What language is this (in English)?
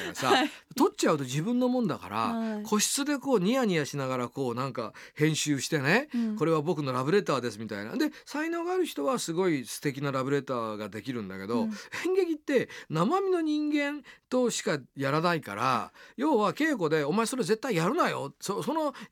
Japanese